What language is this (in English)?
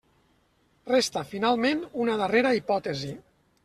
Catalan